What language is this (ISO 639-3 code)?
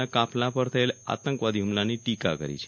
guj